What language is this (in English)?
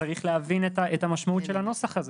Hebrew